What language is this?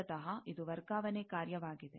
Kannada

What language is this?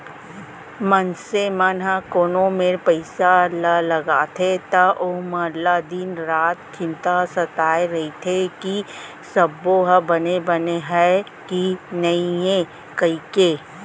Chhattisgarhi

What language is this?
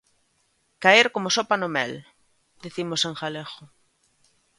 Galician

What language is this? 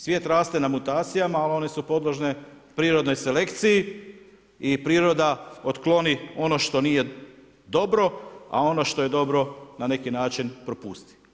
Croatian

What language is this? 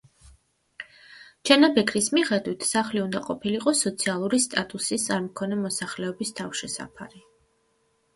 Georgian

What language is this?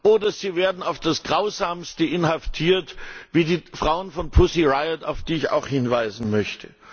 German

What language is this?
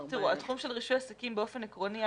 Hebrew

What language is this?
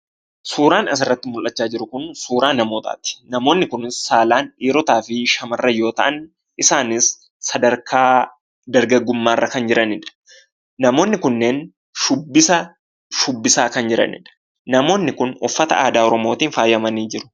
Oromo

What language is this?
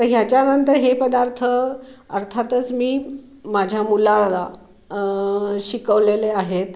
Marathi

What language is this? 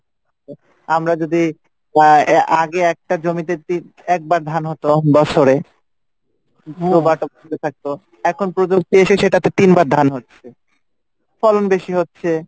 Bangla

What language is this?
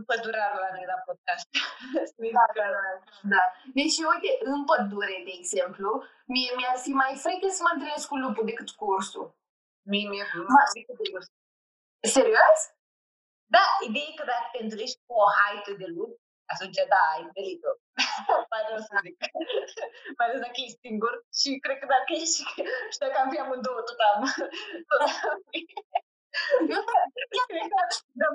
Romanian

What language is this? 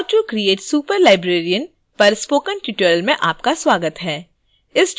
Hindi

